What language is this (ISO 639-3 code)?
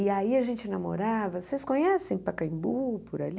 por